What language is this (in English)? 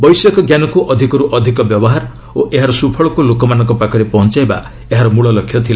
Odia